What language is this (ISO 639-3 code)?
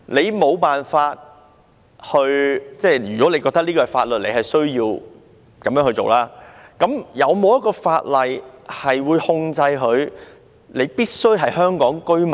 yue